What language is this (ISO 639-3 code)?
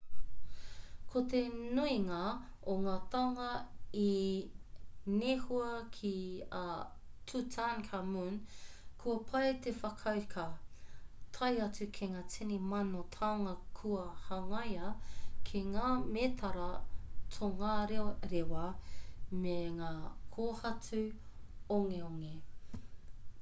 mri